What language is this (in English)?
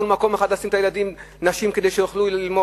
Hebrew